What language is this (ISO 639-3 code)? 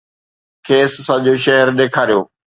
snd